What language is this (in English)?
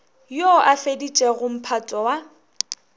Northern Sotho